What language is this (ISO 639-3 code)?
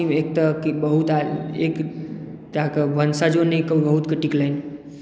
mai